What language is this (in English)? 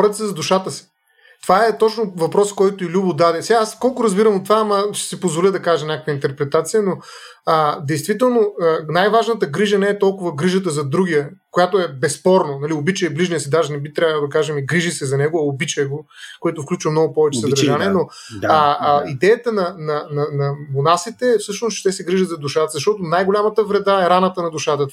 Bulgarian